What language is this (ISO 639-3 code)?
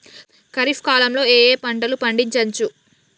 tel